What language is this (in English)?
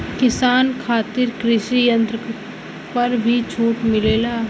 Bhojpuri